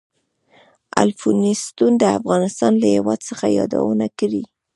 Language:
Pashto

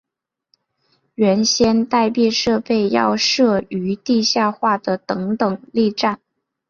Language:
Chinese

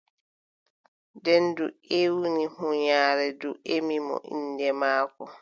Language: Adamawa Fulfulde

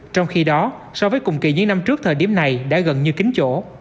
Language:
Vietnamese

